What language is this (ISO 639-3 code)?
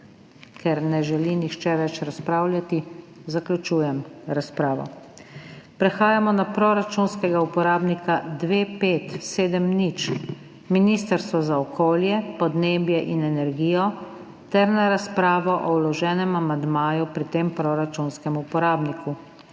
slv